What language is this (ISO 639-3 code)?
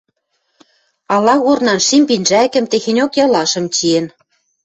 mrj